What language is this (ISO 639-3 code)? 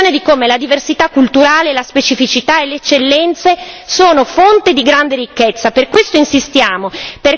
ita